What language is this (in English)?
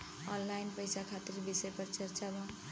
Bhojpuri